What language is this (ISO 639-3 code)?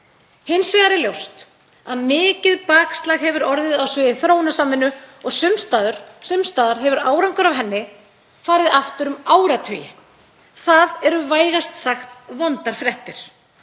isl